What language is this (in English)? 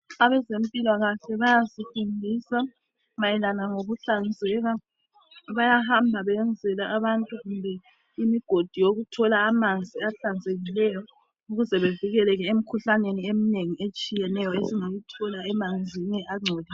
North Ndebele